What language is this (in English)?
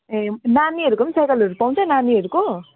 Nepali